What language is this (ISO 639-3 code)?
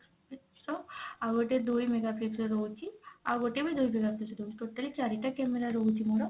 ori